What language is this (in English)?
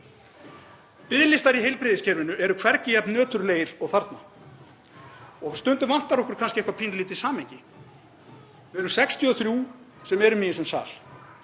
Icelandic